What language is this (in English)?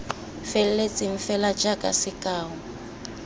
Tswana